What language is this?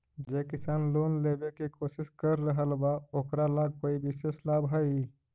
Magahi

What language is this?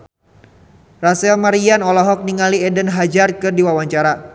Sundanese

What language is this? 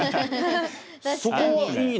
Japanese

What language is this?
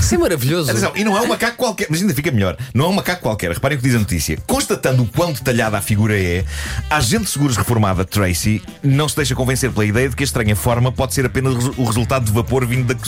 Portuguese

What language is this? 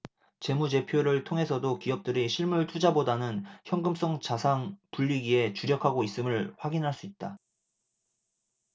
Korean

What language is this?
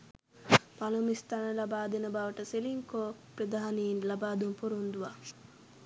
Sinhala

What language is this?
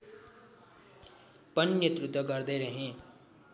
Nepali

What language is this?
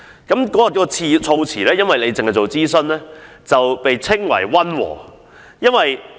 Cantonese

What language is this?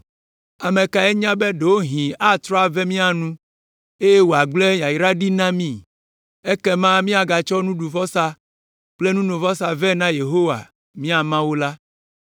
Ewe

